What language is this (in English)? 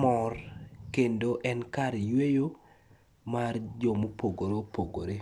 Luo (Kenya and Tanzania)